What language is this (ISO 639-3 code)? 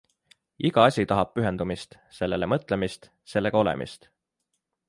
est